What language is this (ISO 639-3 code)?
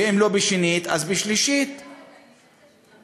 heb